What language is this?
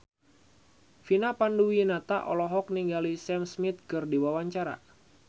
Sundanese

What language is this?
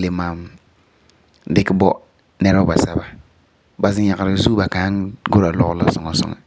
Frafra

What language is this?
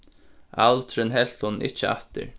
Faroese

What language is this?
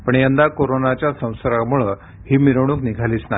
Marathi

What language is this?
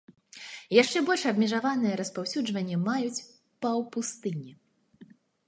Belarusian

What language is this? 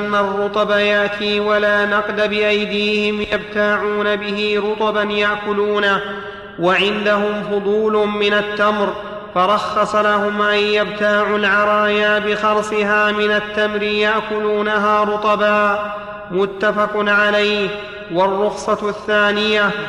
Arabic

